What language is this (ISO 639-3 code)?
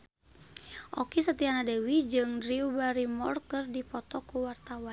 sun